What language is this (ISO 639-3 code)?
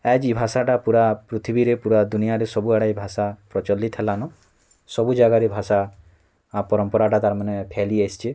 ori